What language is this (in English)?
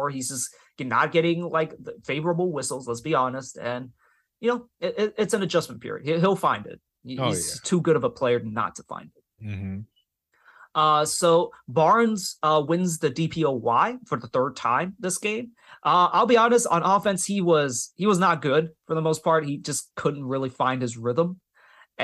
English